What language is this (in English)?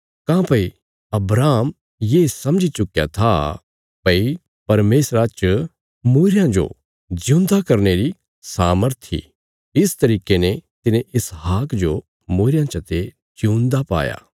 Bilaspuri